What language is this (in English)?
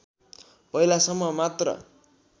Nepali